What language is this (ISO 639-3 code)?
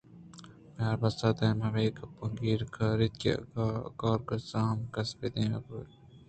bgp